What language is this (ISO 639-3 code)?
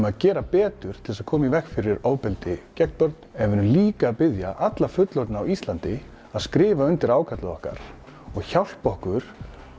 isl